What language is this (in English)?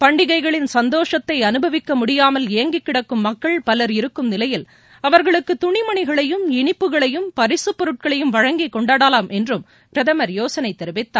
Tamil